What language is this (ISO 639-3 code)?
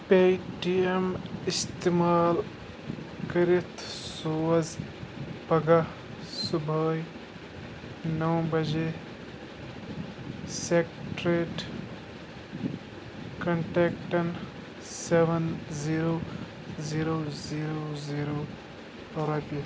kas